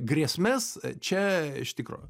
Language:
Lithuanian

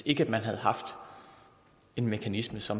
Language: Danish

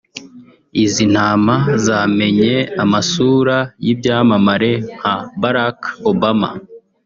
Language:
Kinyarwanda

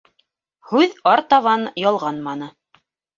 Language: Bashkir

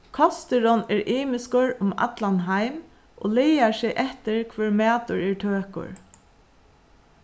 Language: Faroese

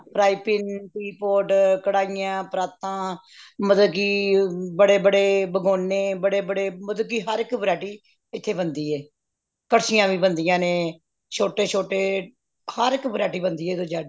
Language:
Punjabi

